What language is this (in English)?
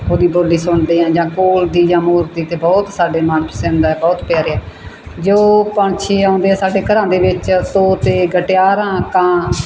Punjabi